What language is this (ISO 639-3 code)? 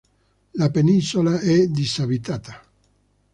ita